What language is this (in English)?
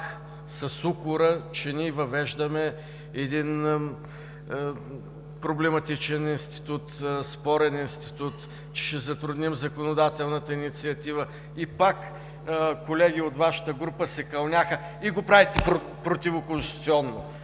Bulgarian